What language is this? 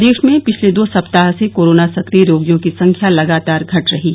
Hindi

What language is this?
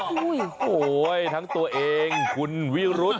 Thai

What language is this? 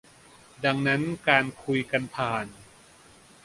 Thai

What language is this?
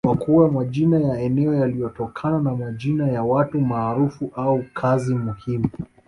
Swahili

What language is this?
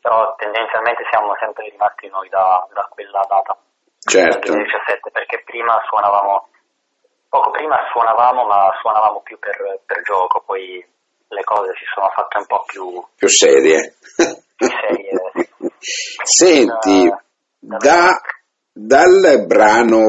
Italian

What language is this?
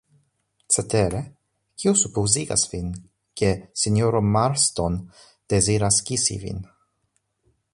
Esperanto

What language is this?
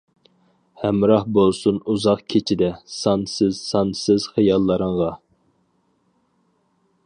Uyghur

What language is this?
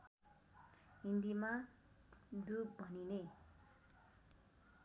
Nepali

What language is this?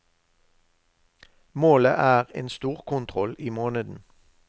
Norwegian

